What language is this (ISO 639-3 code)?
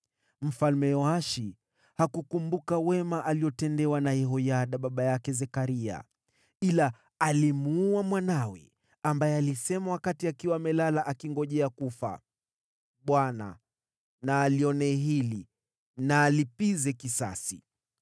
swa